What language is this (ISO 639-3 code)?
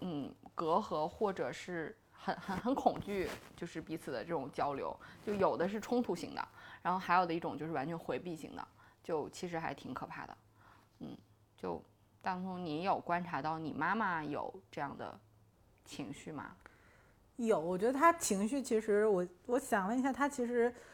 zho